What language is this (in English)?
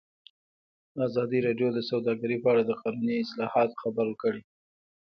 Pashto